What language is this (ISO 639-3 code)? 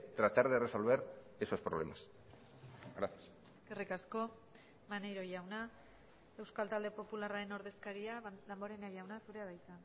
eus